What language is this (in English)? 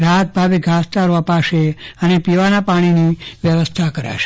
Gujarati